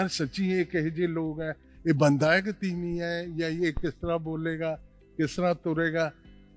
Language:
Punjabi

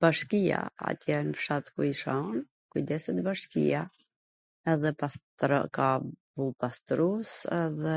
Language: Gheg Albanian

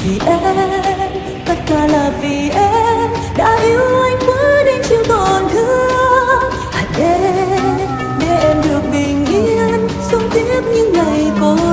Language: Vietnamese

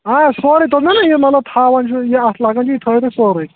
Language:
Kashmiri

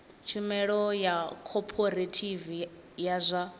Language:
Venda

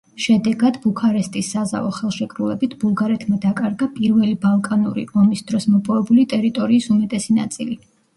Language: Georgian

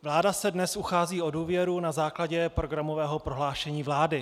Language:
Czech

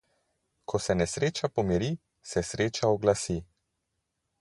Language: Slovenian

